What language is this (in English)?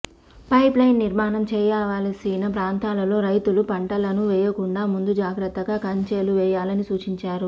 Telugu